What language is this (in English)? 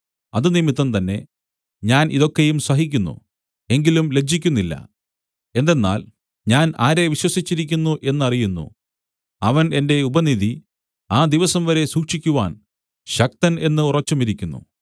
Malayalam